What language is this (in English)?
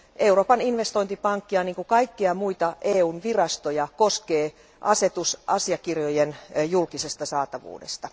Finnish